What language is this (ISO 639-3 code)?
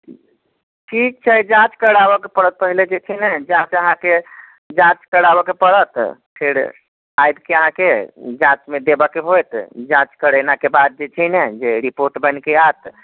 mai